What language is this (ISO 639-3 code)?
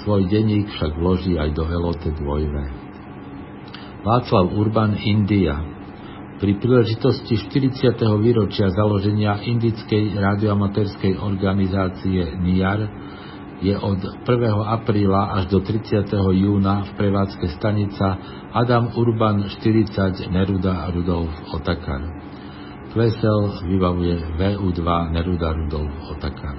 slk